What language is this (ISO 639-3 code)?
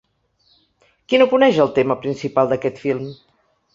cat